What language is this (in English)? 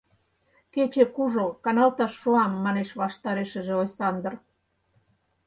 Mari